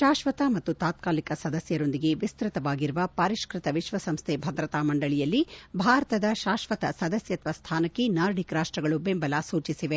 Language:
Kannada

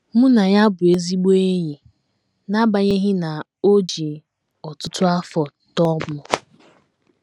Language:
Igbo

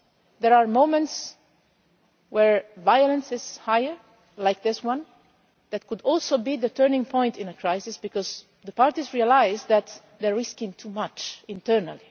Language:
English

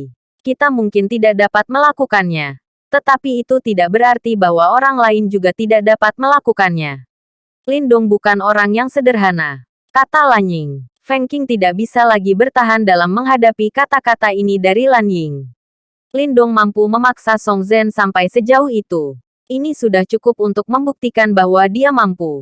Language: Indonesian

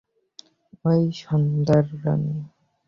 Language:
Bangla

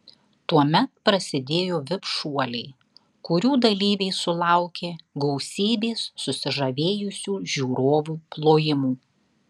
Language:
Lithuanian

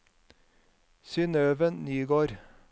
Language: Norwegian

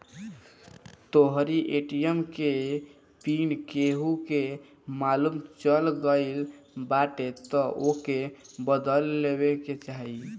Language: Bhojpuri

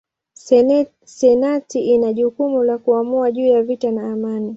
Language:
Swahili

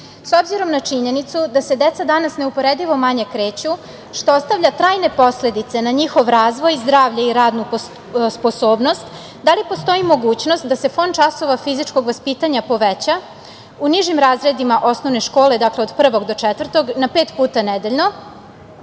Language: Serbian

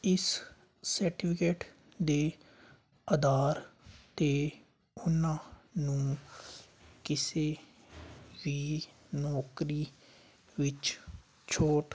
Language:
Punjabi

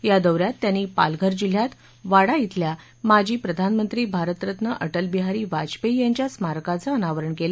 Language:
Marathi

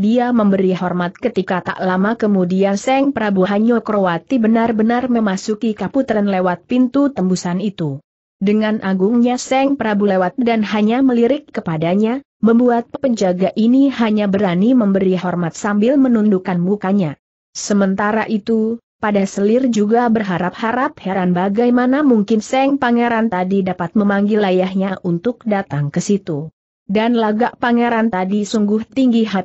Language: Indonesian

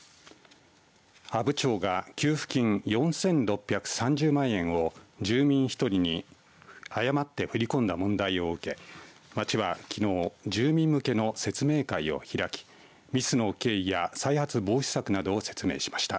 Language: Japanese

